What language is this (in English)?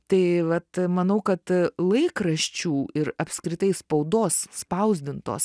Lithuanian